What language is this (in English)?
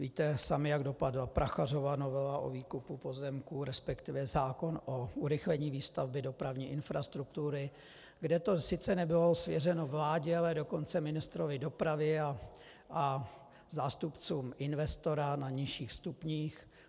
Czech